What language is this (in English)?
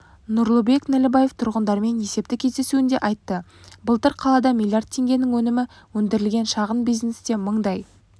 Kazakh